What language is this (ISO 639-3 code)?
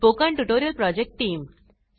mar